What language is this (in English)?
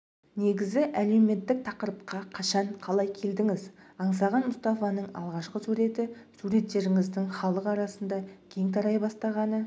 Kazakh